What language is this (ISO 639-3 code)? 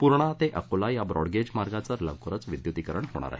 mar